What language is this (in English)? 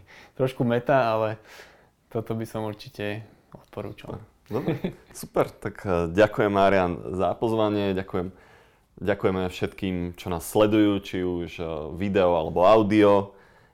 Slovak